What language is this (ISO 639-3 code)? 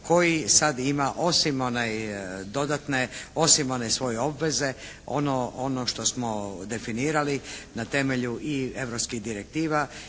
hrv